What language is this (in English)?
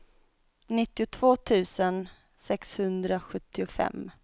Swedish